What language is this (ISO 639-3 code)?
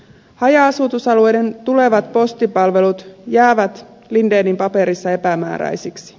fin